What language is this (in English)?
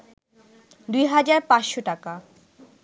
Bangla